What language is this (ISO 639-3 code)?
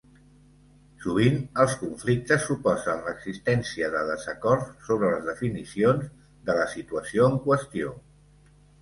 cat